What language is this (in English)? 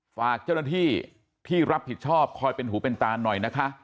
Thai